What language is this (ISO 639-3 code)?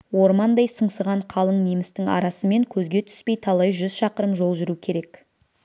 kaz